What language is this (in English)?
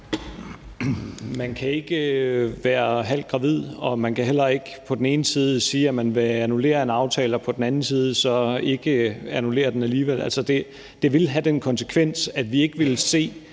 Danish